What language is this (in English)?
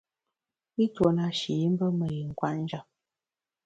Bamun